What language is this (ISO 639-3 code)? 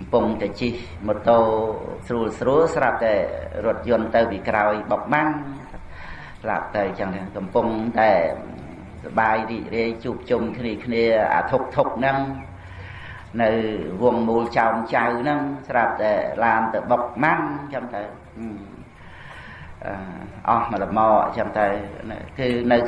vie